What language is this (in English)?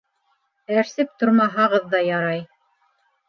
Bashkir